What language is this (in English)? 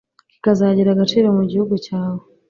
Kinyarwanda